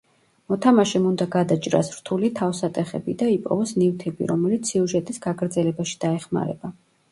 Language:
Georgian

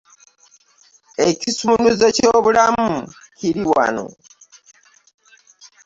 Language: Ganda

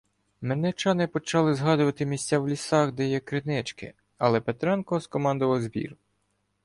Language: Ukrainian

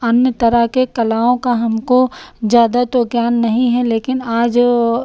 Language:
Hindi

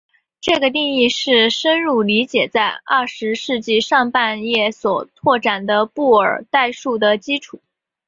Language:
Chinese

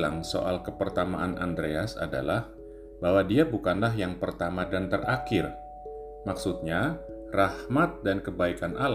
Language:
Indonesian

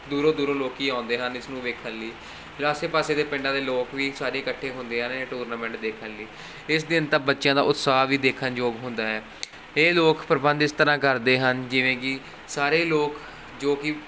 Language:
Punjabi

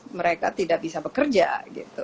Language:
Indonesian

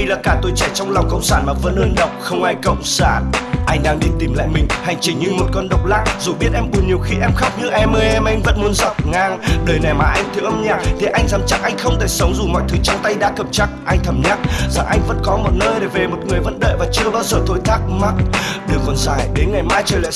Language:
Vietnamese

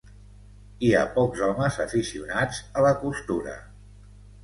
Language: Catalan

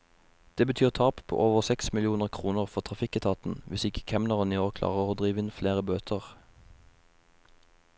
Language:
Norwegian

